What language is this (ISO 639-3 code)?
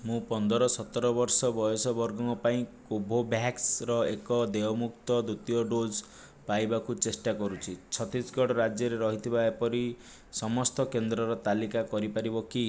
ori